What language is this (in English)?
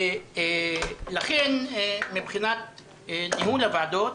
Hebrew